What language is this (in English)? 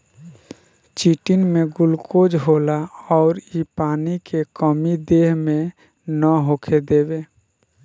Bhojpuri